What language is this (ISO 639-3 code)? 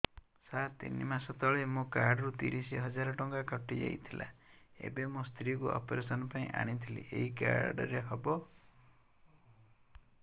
ori